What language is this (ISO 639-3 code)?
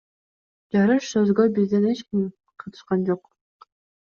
kir